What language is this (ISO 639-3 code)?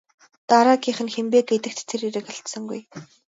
mon